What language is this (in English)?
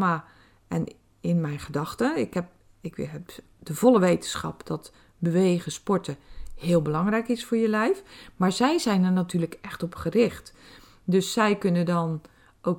Dutch